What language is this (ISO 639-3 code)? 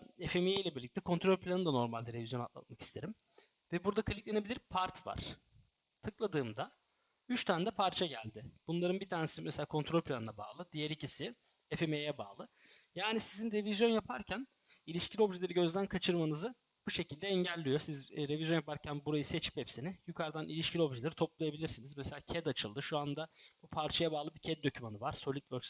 tur